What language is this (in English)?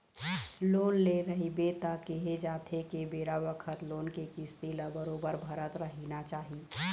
Chhattisgarhi